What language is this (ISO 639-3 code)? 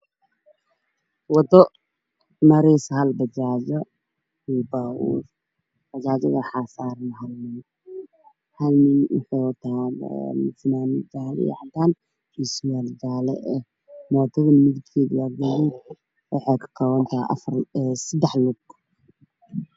som